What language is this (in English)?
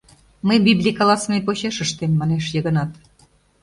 Mari